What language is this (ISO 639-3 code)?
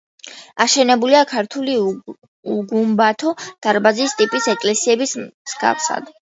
kat